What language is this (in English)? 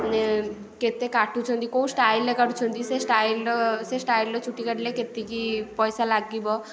Odia